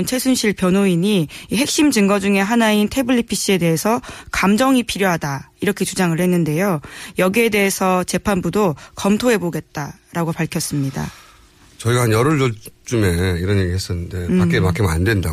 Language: Korean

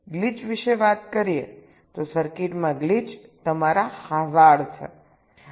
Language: Gujarati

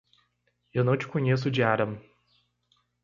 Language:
Portuguese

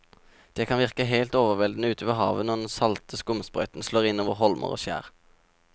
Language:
Norwegian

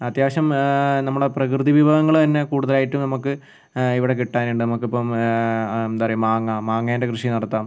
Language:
Malayalam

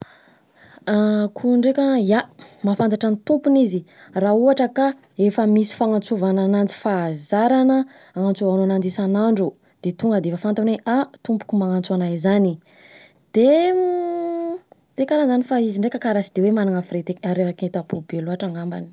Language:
Southern Betsimisaraka Malagasy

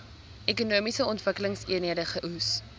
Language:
Afrikaans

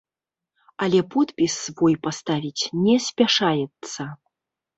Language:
Belarusian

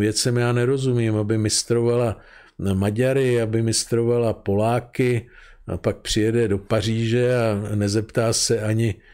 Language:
Czech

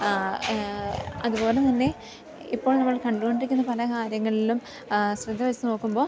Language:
Malayalam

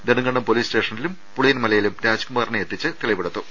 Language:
Malayalam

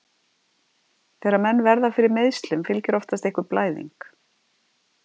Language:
Icelandic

